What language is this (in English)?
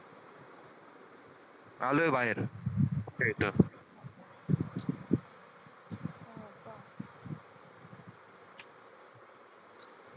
Marathi